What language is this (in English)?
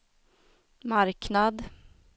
Swedish